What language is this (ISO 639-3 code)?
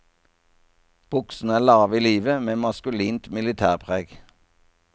nor